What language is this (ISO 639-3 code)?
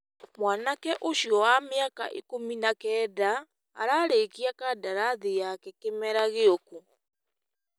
kik